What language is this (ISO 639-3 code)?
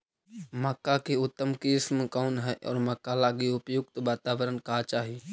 mag